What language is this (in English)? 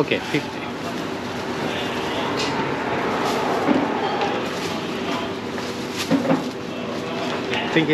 Swedish